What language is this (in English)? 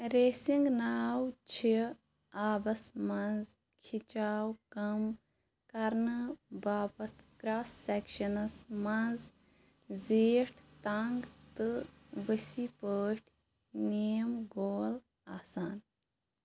Kashmiri